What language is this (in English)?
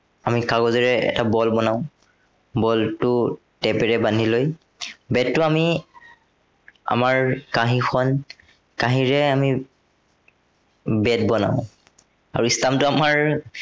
Assamese